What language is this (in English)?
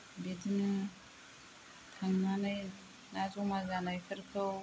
Bodo